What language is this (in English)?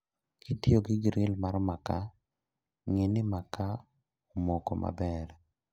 Luo (Kenya and Tanzania)